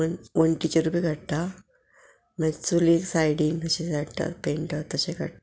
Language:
Konkani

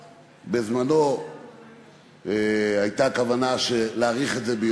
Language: Hebrew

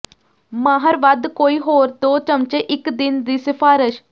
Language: Punjabi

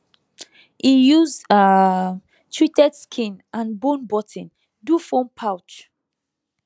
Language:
Nigerian Pidgin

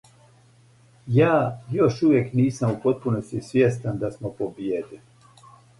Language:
Serbian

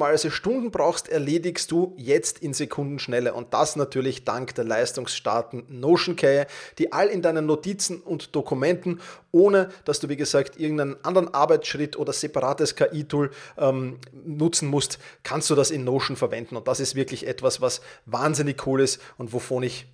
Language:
German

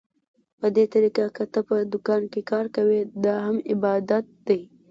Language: Pashto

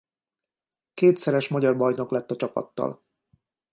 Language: Hungarian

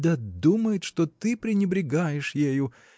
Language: Russian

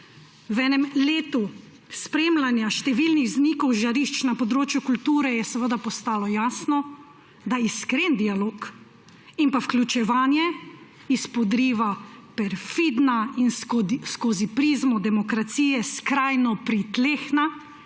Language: Slovenian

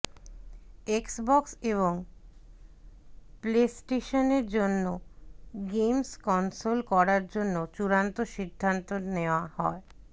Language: Bangla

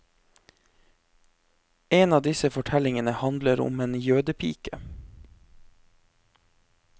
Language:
Norwegian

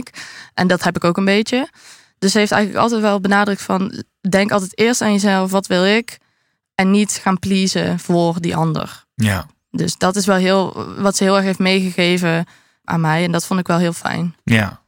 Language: Dutch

